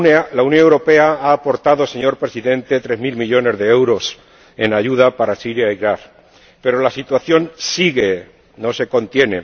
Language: Spanish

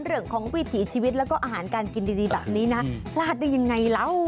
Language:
Thai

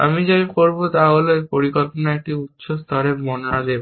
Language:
Bangla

